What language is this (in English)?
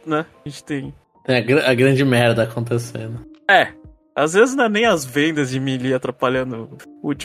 Portuguese